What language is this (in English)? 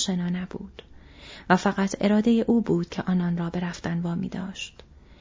Persian